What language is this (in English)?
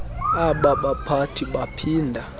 Xhosa